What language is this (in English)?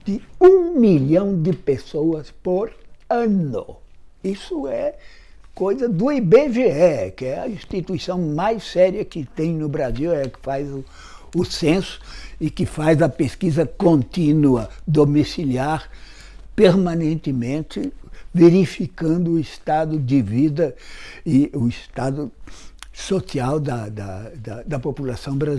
Portuguese